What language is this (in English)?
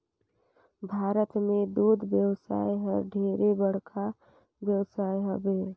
Chhattisgarhi